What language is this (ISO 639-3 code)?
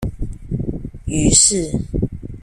zho